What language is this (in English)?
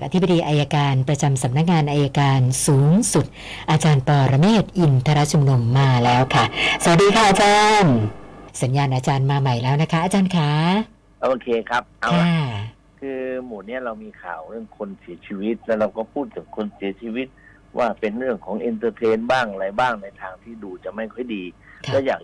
Thai